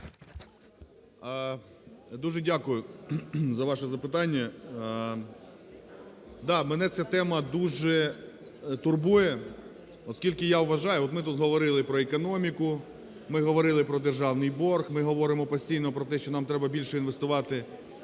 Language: Ukrainian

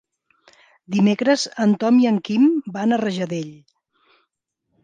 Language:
Catalan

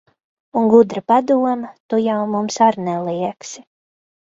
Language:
Latvian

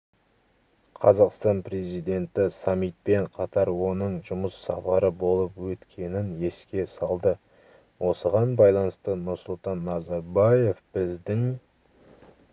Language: Kazakh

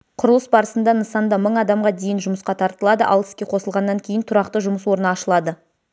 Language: Kazakh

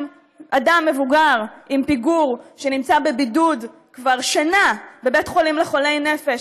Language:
Hebrew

